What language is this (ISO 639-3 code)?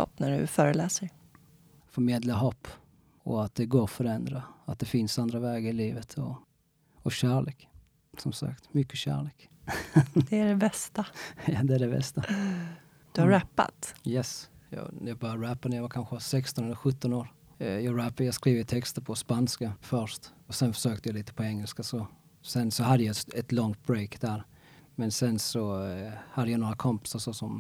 swe